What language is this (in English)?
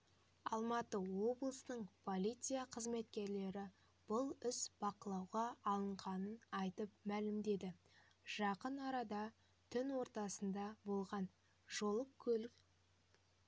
Kazakh